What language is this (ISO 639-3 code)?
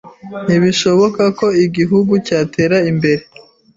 kin